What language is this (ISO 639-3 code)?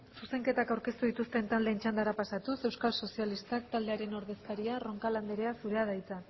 eus